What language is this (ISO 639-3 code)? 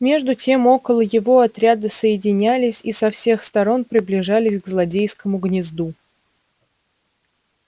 rus